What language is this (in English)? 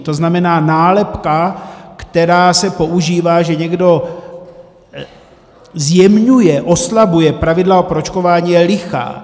Czech